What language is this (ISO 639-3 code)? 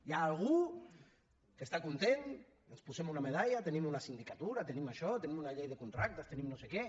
cat